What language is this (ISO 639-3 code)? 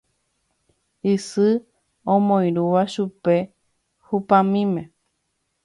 grn